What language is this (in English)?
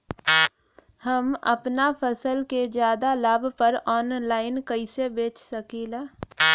Bhojpuri